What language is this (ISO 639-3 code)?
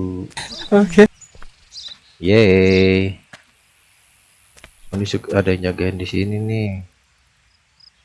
ind